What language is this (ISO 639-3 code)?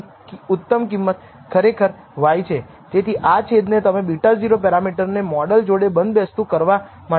guj